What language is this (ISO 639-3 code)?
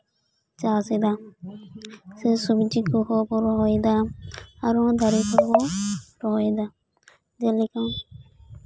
sat